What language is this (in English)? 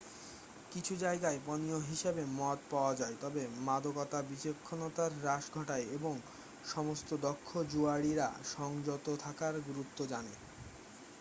Bangla